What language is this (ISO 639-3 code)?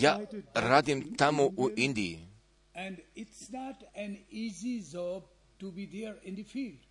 hrv